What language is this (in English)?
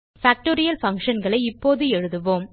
Tamil